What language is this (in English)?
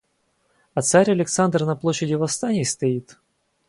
Russian